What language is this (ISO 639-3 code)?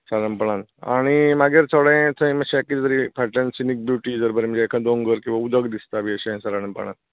kok